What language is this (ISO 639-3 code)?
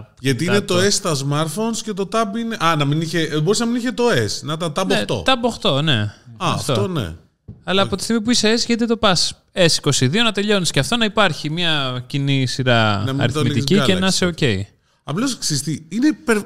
ell